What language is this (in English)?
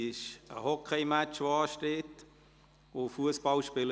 Swiss German